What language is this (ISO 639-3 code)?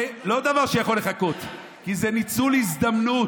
heb